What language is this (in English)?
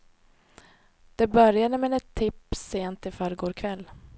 Swedish